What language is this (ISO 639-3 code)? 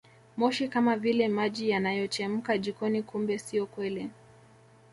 swa